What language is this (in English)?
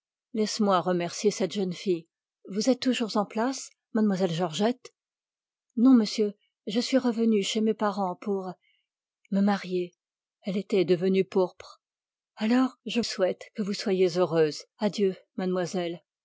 French